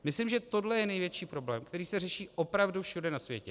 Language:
Czech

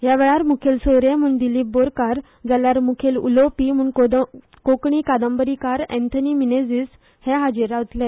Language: Konkani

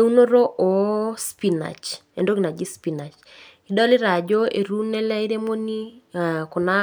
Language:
Masai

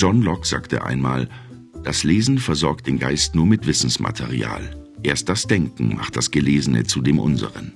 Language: German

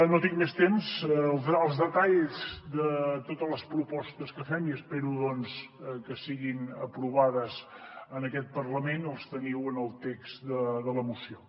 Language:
Catalan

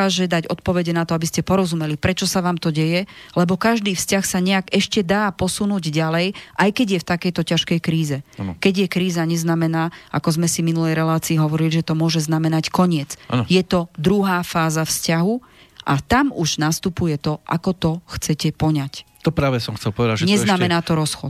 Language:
Slovak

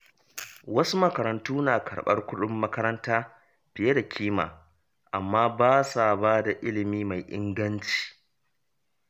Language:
Hausa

